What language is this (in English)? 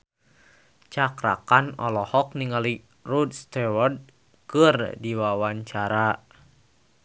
Sundanese